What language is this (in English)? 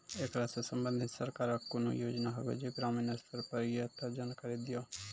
Maithili